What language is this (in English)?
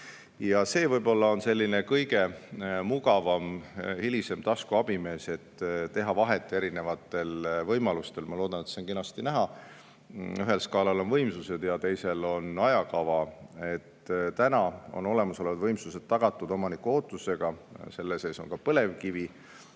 Estonian